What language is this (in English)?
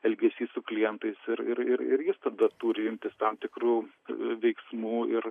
Lithuanian